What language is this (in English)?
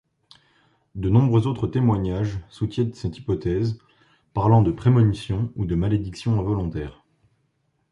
French